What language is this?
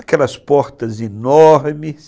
Portuguese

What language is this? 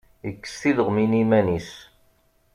Kabyle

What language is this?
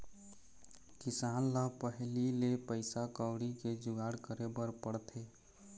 Chhattisgarhi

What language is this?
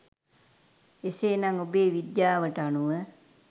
Sinhala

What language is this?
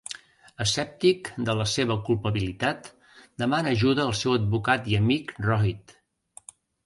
Catalan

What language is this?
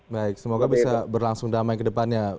Indonesian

